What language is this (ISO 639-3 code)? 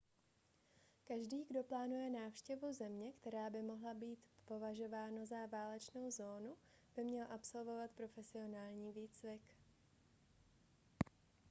ces